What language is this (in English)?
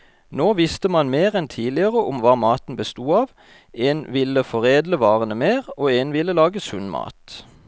Norwegian